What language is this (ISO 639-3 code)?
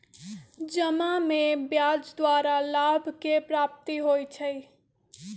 mag